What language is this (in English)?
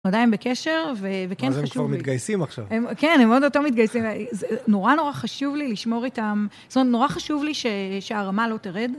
Hebrew